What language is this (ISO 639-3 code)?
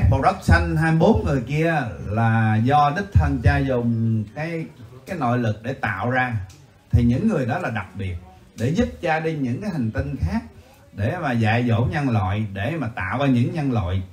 vie